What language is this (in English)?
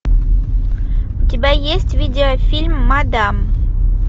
Russian